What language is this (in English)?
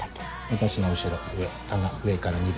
Japanese